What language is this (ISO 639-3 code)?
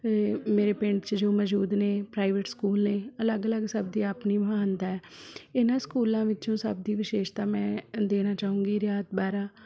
pan